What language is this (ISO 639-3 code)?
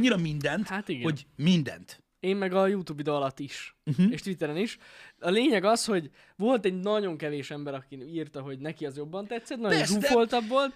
hun